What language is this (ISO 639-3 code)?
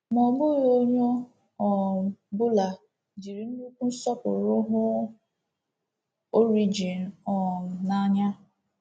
ibo